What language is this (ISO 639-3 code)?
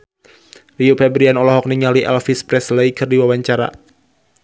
sun